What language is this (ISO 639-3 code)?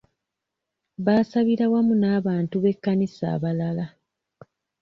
lug